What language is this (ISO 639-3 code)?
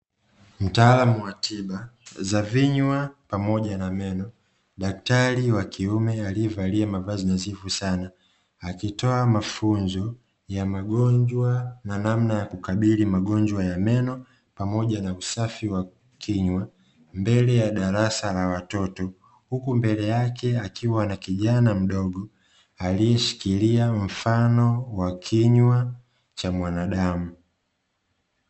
swa